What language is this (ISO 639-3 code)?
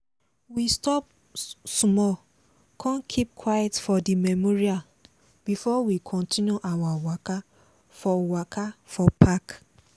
pcm